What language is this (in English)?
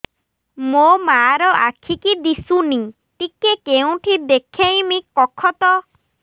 Odia